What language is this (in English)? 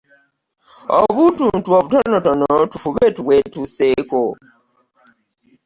Ganda